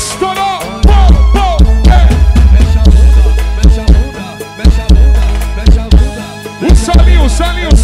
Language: Portuguese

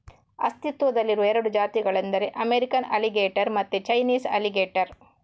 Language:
Kannada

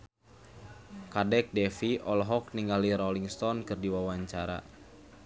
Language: Sundanese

